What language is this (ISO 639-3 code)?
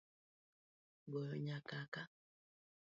luo